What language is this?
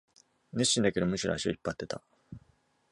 Japanese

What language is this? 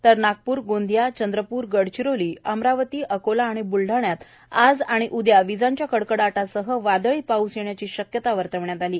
Marathi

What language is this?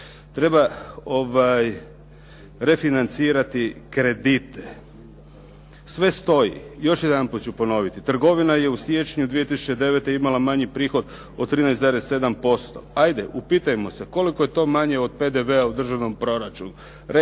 Croatian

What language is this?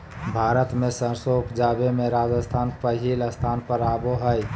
Magahi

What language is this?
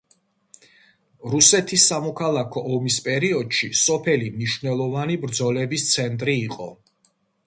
Georgian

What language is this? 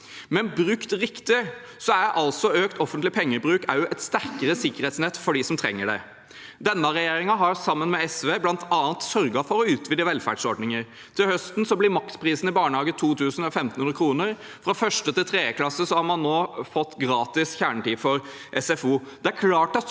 Norwegian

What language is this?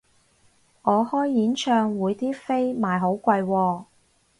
Cantonese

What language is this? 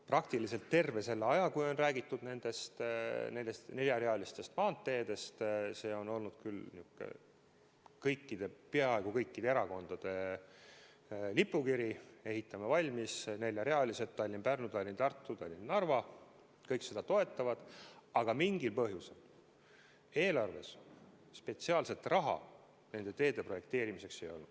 Estonian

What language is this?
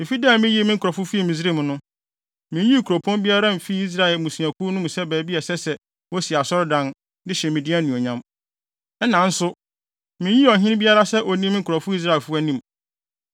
Akan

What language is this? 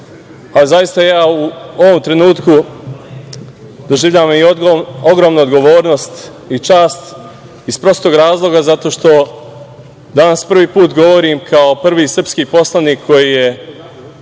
Serbian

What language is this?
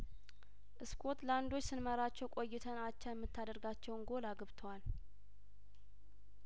Amharic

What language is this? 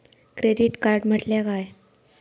Marathi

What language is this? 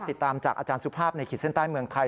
Thai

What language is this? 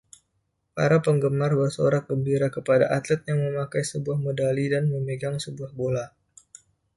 Indonesian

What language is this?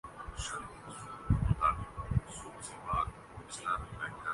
Urdu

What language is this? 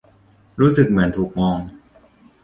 Thai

